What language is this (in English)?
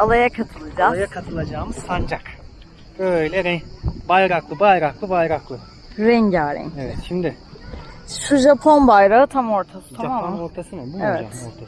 Turkish